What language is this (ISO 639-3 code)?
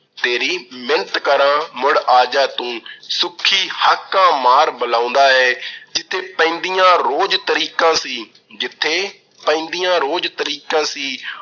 pan